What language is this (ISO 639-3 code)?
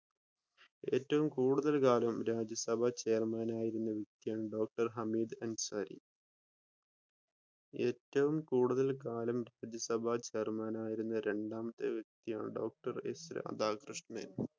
mal